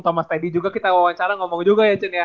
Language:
Indonesian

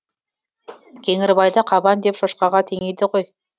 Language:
Kazakh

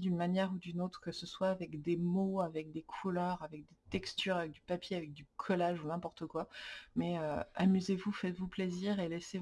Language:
French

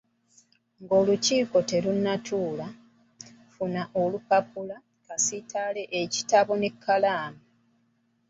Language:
Ganda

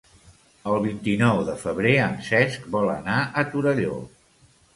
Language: Catalan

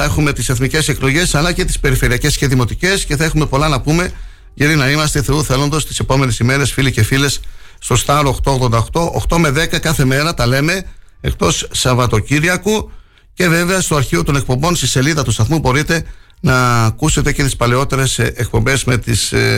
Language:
Greek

